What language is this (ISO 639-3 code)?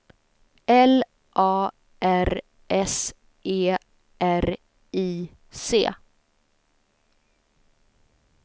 swe